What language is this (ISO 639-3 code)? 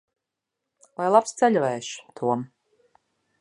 lav